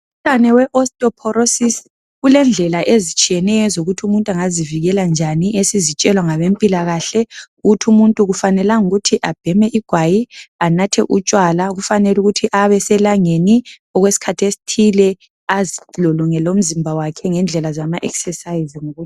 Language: North Ndebele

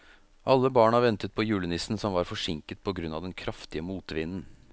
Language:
Norwegian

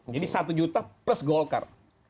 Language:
Indonesian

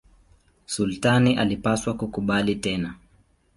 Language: Swahili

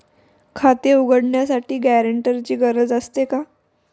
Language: Marathi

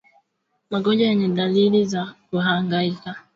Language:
Swahili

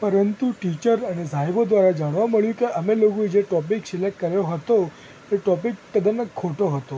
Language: Gujarati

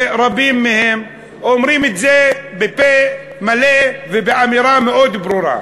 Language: Hebrew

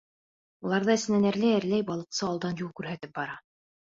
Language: Bashkir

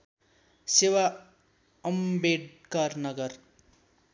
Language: Nepali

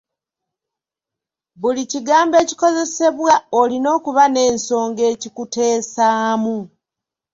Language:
Ganda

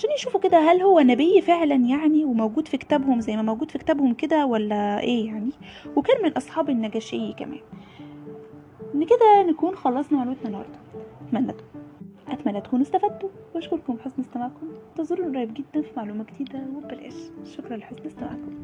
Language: Arabic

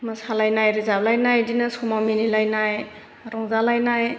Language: Bodo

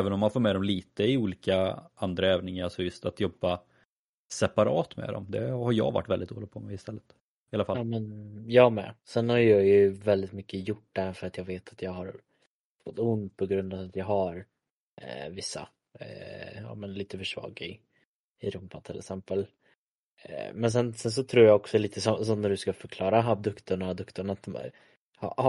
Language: Swedish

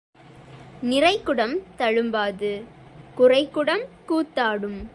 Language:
Tamil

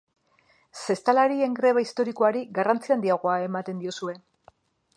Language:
Basque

